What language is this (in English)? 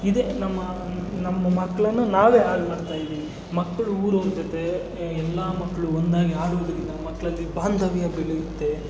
Kannada